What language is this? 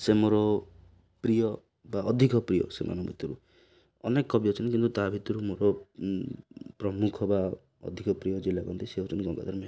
Odia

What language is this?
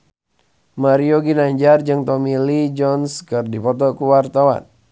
Sundanese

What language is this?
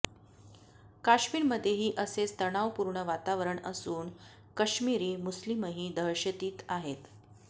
Marathi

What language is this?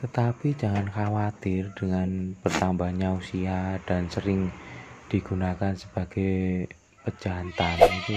Indonesian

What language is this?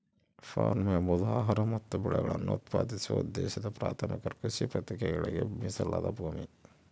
Kannada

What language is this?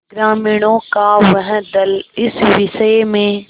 Hindi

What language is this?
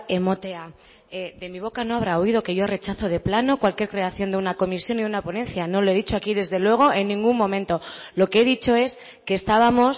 Spanish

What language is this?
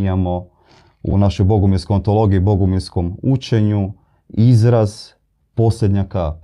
Croatian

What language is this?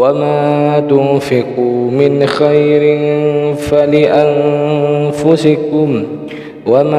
Arabic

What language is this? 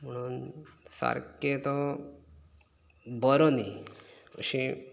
Konkani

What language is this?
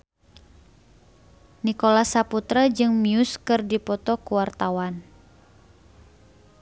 Sundanese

